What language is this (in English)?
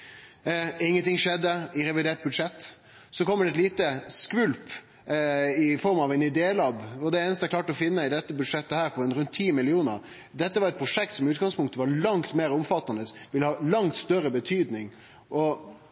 Norwegian Nynorsk